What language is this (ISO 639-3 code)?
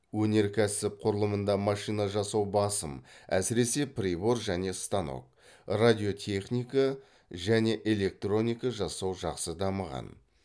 kaz